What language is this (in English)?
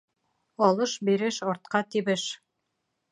Bashkir